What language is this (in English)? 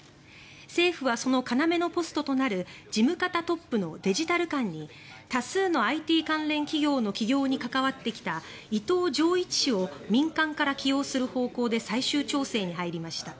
Japanese